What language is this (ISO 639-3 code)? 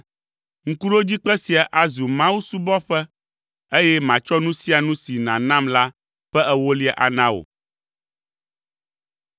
ewe